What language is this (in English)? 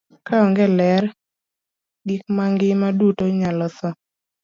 Luo (Kenya and Tanzania)